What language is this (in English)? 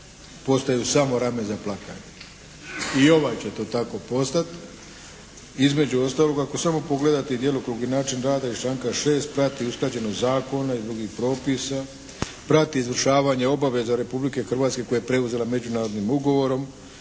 Croatian